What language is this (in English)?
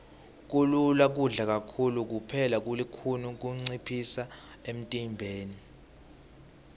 Swati